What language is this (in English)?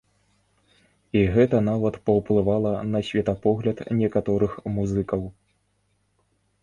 Belarusian